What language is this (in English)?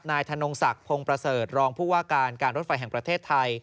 Thai